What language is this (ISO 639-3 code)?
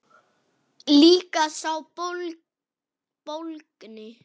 isl